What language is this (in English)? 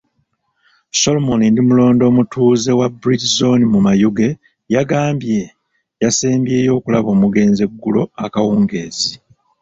Ganda